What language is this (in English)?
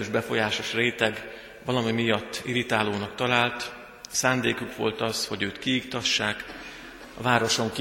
Hungarian